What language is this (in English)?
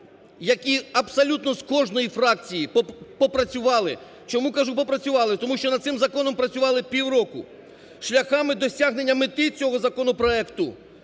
Ukrainian